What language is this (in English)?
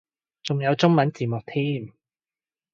Cantonese